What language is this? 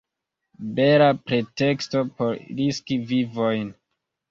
Esperanto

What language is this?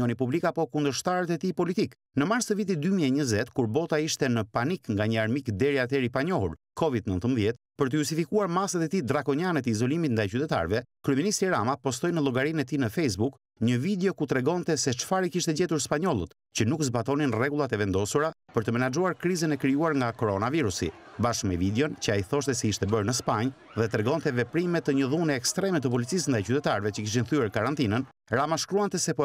Romanian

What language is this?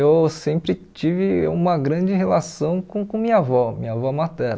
Portuguese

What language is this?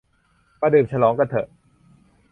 Thai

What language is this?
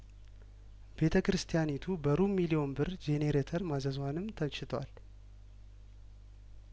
Amharic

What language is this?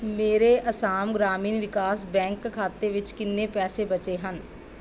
Punjabi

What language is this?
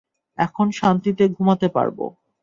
Bangla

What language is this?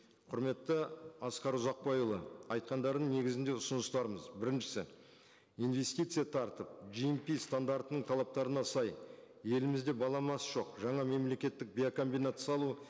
Kazakh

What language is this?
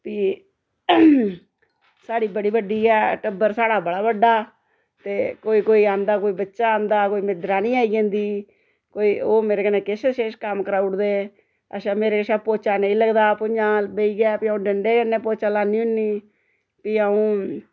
Dogri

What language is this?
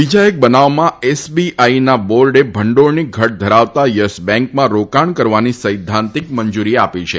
Gujarati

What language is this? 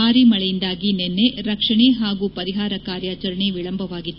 Kannada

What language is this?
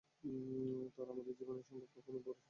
Bangla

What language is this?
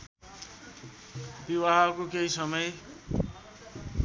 Nepali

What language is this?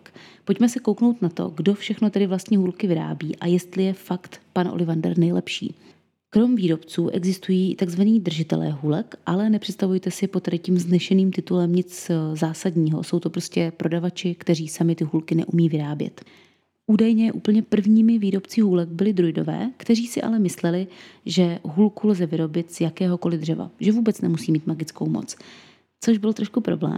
Czech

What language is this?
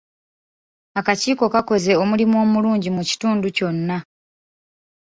Ganda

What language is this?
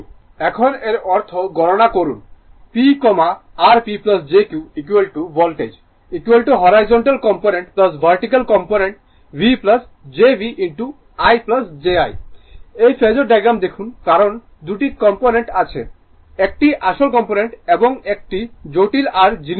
Bangla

